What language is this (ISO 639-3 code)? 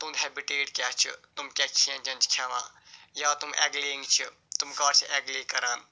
kas